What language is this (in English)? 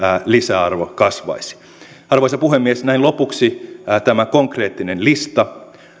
Finnish